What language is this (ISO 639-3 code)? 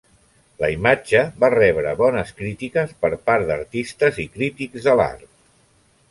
cat